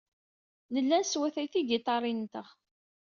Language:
Kabyle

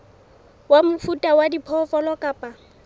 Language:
Southern Sotho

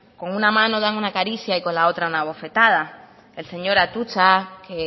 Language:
Spanish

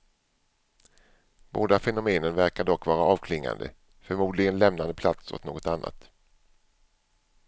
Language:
Swedish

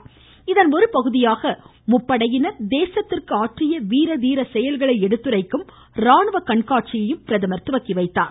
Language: Tamil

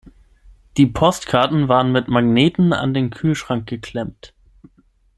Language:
German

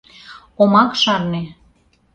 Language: Mari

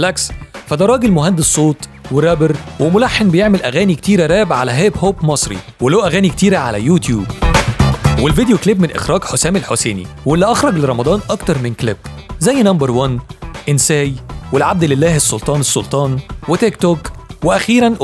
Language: Arabic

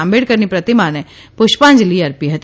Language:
Gujarati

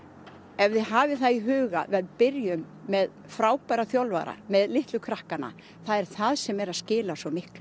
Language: Icelandic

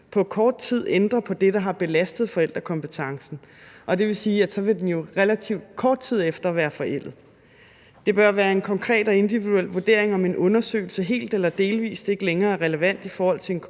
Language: Danish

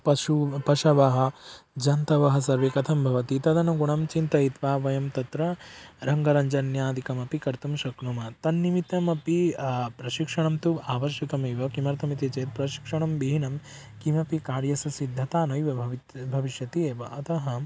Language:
Sanskrit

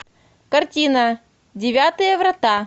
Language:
Russian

